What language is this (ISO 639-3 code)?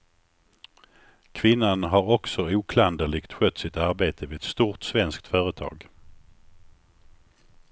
swe